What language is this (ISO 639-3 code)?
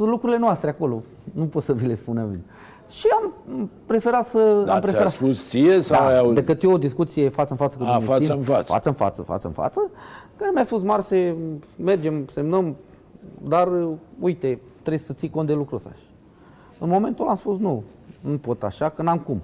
ron